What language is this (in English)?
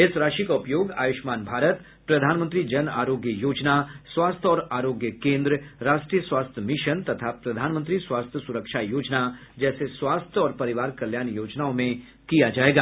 Hindi